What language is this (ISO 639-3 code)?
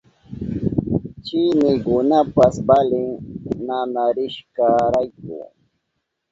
qup